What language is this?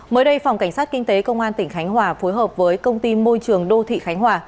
Vietnamese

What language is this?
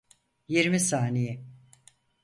Turkish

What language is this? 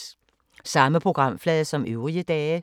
Danish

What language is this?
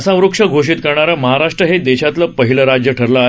Marathi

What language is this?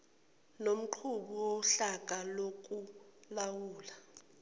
Zulu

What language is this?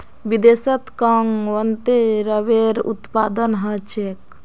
Magahi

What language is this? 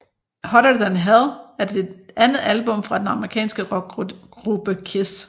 Danish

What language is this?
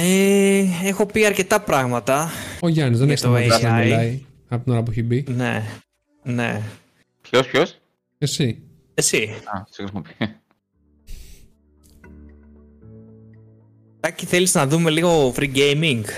Greek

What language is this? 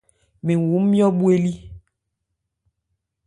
Ebrié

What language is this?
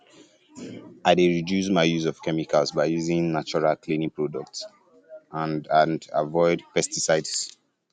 Nigerian Pidgin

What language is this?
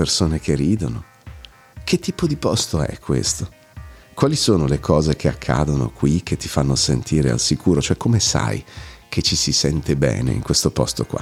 Italian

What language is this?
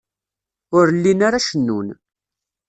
Kabyle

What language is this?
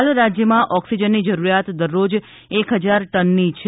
Gujarati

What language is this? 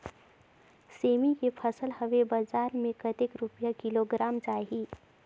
Chhattisgarhi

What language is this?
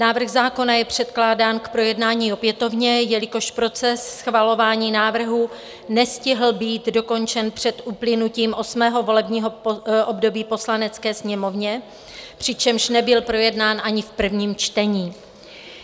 Czech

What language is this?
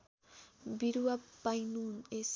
Nepali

